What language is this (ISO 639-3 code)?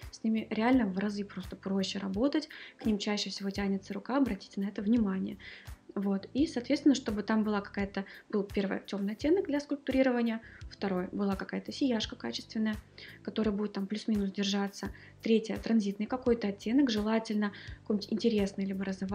rus